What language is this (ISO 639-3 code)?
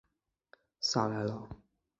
zho